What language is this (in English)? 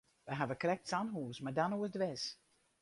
Western Frisian